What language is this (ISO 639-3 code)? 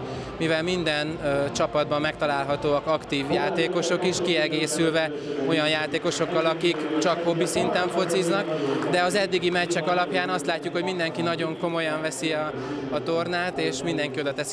hun